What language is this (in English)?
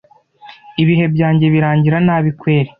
Kinyarwanda